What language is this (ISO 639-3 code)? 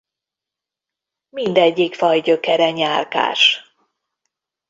hun